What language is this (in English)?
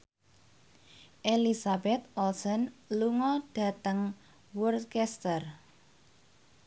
Javanese